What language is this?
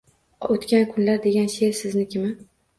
Uzbek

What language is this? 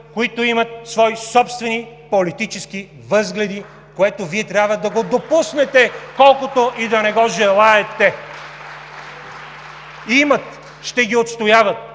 Bulgarian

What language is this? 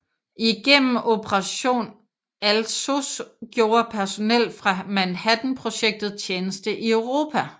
Danish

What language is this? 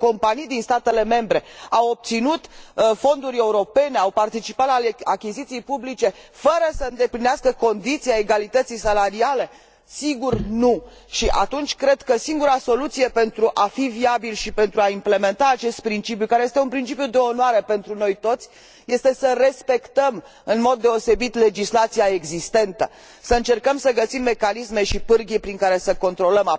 Romanian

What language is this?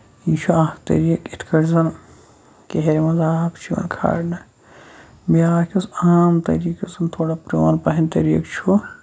Kashmiri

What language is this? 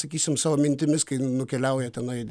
Lithuanian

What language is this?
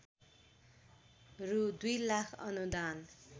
Nepali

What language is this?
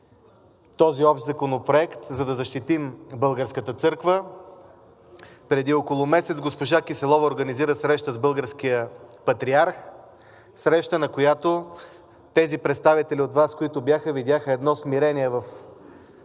Bulgarian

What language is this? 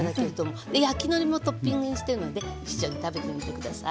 Japanese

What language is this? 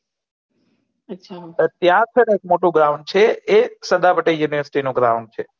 Gujarati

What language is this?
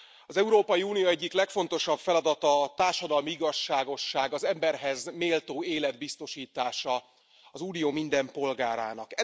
Hungarian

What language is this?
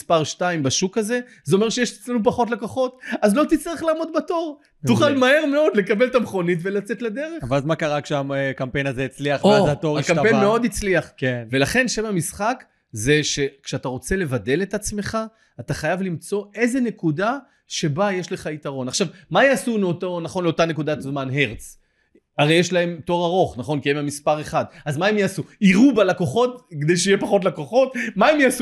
Hebrew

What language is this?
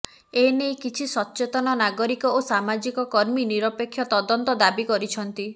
Odia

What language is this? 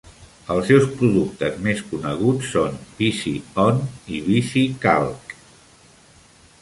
Catalan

